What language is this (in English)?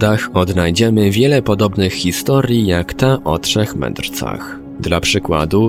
Polish